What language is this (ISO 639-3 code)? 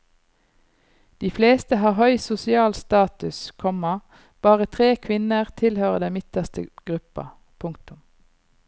nor